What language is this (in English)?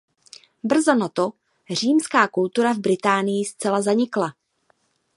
Czech